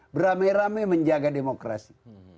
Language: Indonesian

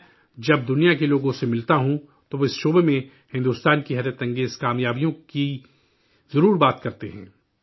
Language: Urdu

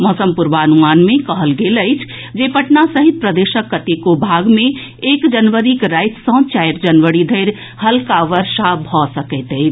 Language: Maithili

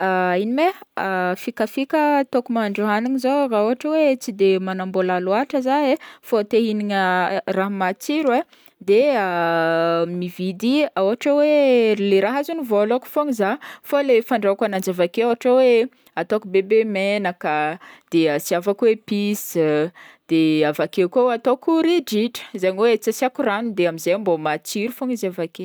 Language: Northern Betsimisaraka Malagasy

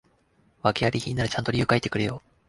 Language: Japanese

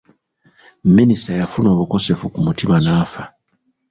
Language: Ganda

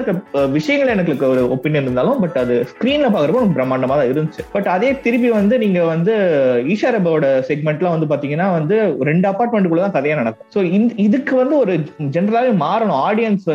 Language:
Tamil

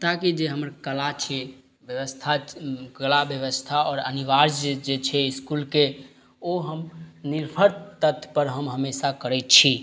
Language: Maithili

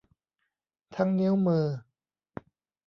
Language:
Thai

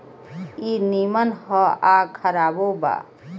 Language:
Bhojpuri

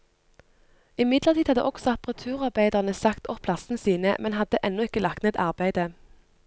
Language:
Norwegian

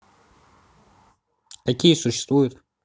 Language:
Russian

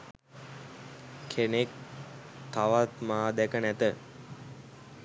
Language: Sinhala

